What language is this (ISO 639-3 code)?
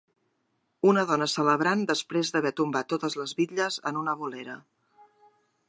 cat